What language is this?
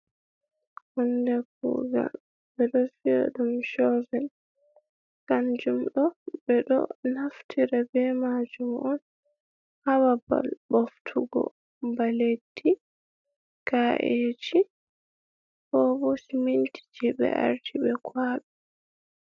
Fula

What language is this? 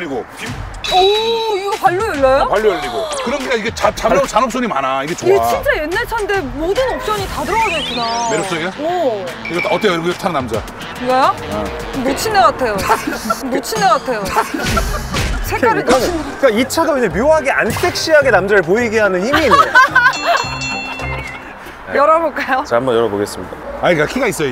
Korean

